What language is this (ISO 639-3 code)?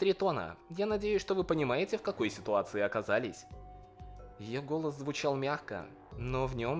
rus